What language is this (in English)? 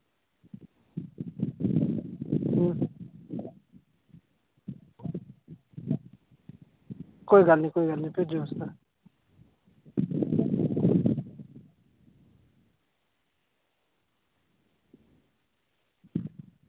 Dogri